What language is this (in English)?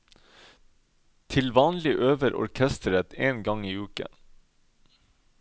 Norwegian